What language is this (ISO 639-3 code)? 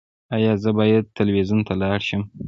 pus